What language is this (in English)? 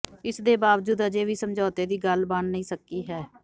Punjabi